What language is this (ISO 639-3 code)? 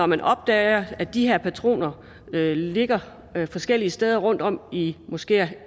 dan